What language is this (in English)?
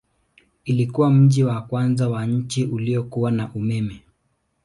Swahili